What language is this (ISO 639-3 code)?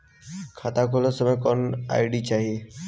bho